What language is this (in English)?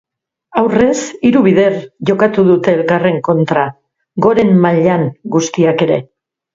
Basque